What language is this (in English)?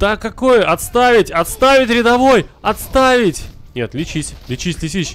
Russian